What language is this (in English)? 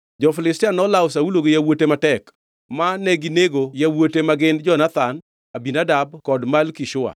Luo (Kenya and Tanzania)